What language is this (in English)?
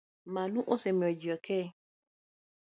Luo (Kenya and Tanzania)